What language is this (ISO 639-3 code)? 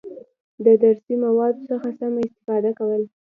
pus